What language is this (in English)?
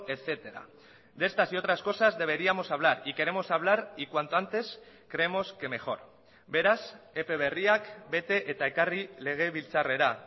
Spanish